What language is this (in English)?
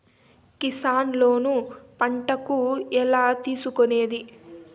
Telugu